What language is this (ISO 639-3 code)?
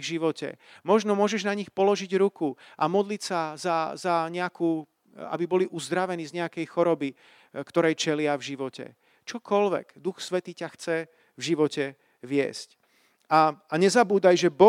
slk